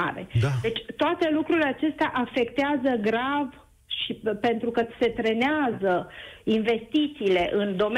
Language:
Romanian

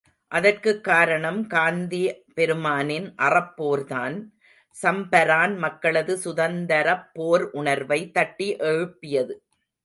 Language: Tamil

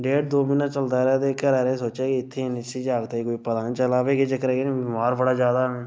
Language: Dogri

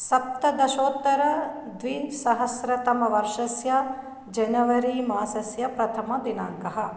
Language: Sanskrit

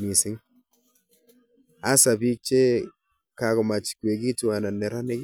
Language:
Kalenjin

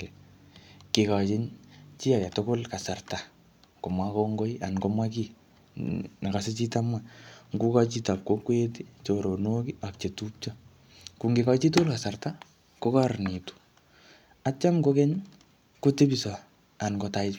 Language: Kalenjin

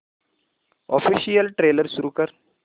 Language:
Marathi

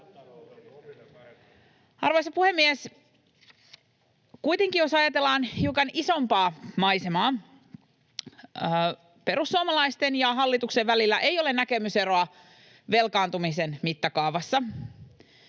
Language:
Finnish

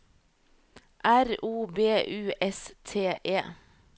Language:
Norwegian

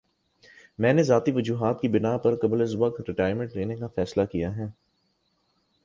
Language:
Urdu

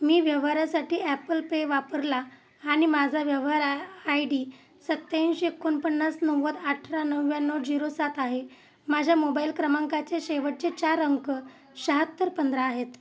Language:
Marathi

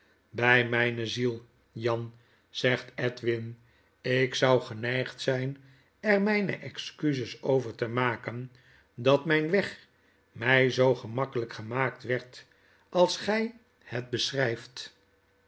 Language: Dutch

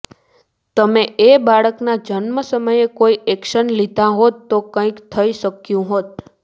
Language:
Gujarati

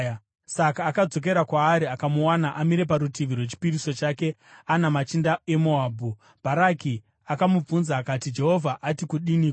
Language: Shona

